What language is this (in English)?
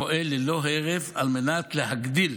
Hebrew